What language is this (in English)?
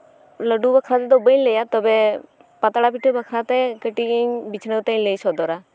Santali